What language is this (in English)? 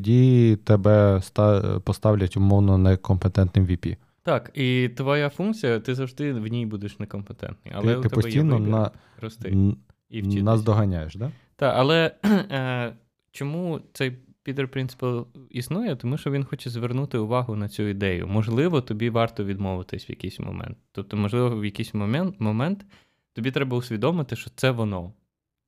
Ukrainian